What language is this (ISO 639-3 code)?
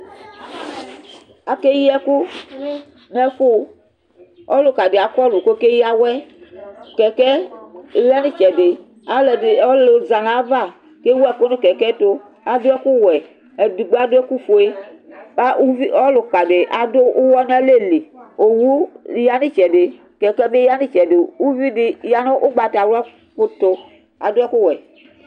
kpo